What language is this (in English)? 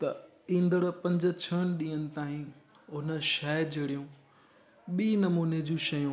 Sindhi